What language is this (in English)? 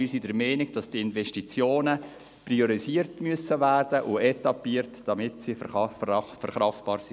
Swiss German